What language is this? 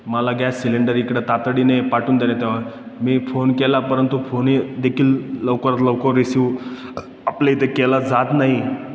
Marathi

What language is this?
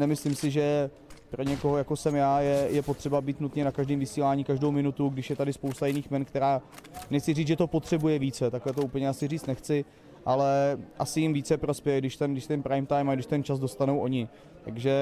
Czech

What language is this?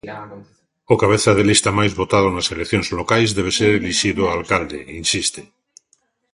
Galician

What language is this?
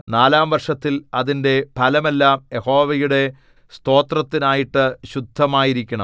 Malayalam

